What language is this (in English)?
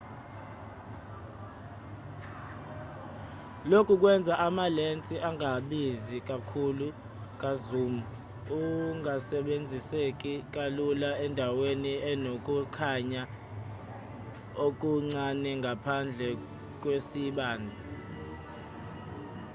Zulu